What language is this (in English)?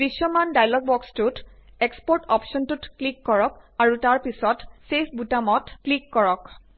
Assamese